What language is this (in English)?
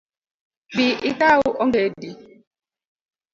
Luo (Kenya and Tanzania)